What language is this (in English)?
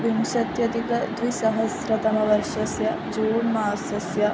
Sanskrit